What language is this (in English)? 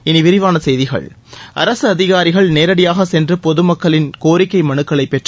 Tamil